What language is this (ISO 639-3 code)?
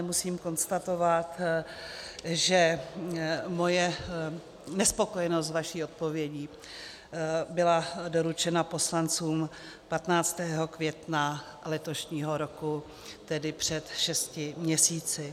ces